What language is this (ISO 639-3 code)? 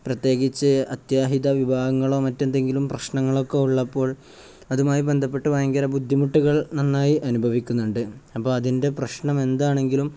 mal